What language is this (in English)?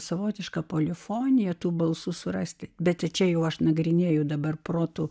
Lithuanian